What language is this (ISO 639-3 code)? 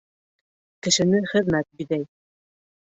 bak